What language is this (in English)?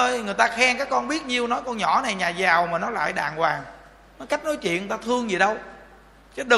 Vietnamese